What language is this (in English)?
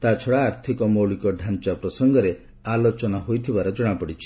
Odia